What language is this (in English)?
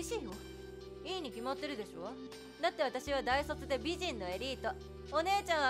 Japanese